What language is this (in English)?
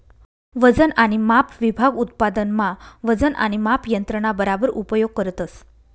Marathi